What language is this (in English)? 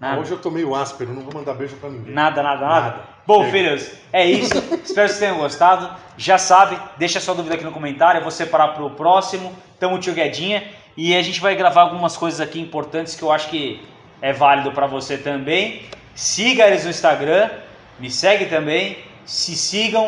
Portuguese